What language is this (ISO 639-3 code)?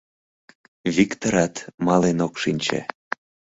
chm